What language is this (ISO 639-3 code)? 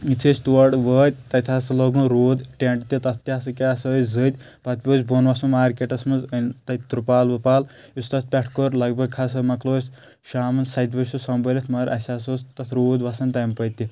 kas